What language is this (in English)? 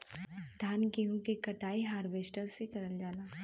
Bhojpuri